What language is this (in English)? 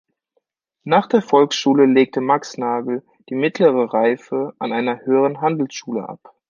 German